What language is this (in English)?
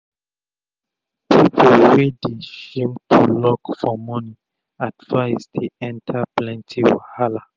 Nigerian Pidgin